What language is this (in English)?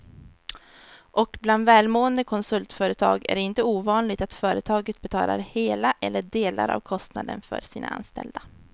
Swedish